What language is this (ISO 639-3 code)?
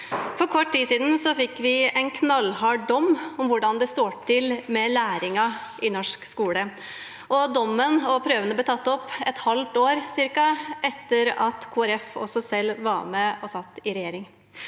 nor